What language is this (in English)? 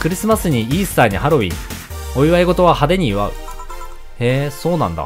Japanese